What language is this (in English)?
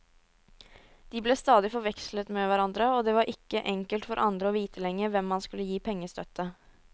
Norwegian